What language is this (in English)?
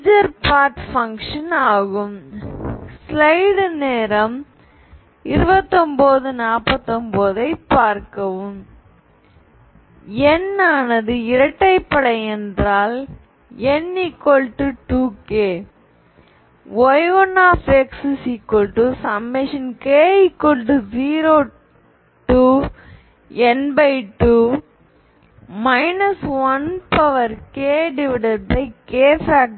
Tamil